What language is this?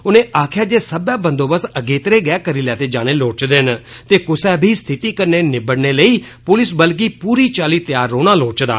Dogri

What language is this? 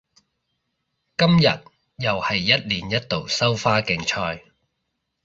Cantonese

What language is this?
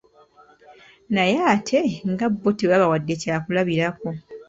Ganda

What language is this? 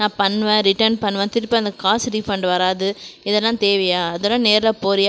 Tamil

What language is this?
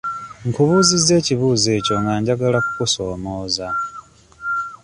Ganda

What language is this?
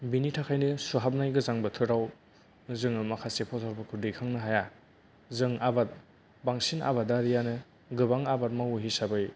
Bodo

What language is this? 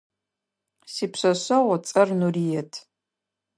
Adyghe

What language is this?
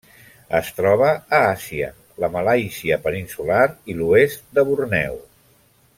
Catalan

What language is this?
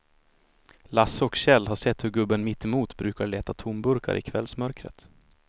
Swedish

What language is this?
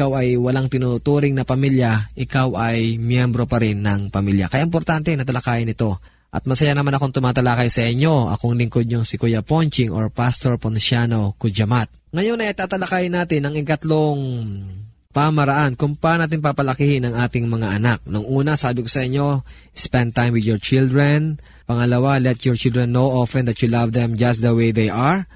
Filipino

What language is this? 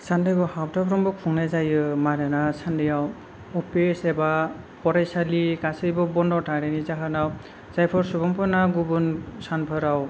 Bodo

